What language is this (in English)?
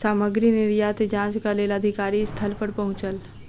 Maithili